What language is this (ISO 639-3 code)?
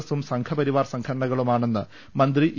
mal